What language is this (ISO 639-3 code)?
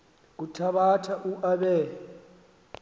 xho